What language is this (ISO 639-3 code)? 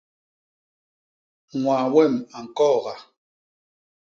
bas